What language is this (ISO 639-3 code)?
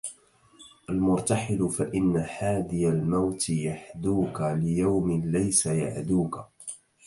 ara